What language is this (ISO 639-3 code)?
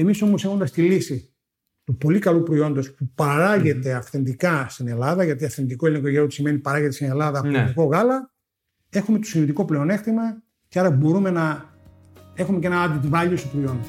ell